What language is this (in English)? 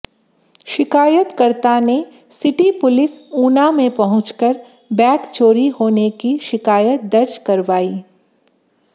Hindi